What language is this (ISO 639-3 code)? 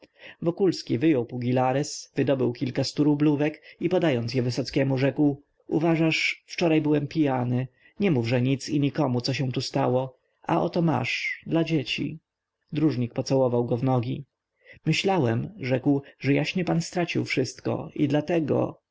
pol